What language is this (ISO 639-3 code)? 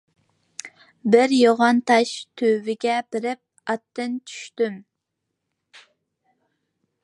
uig